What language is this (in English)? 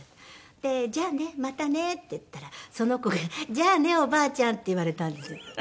Japanese